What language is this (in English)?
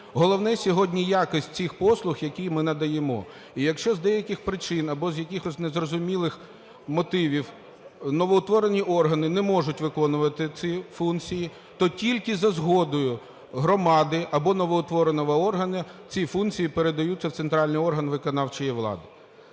Ukrainian